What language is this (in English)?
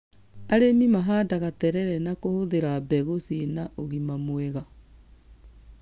Kikuyu